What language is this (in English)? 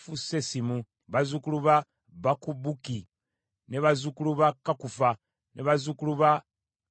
Ganda